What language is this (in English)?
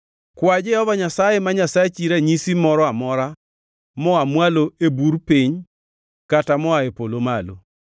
Luo (Kenya and Tanzania)